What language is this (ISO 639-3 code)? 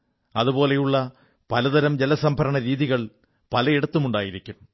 mal